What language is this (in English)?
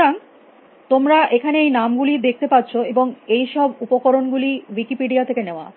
Bangla